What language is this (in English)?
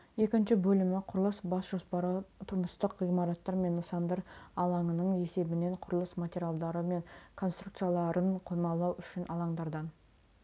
Kazakh